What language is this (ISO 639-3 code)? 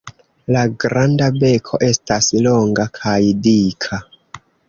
epo